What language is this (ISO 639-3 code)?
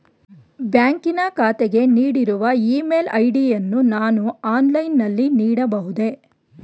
kan